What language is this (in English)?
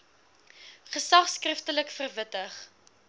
Afrikaans